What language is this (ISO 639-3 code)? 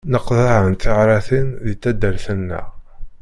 kab